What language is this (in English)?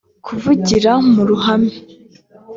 Kinyarwanda